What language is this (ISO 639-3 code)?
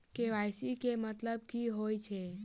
mai